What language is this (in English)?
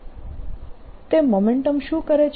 Gujarati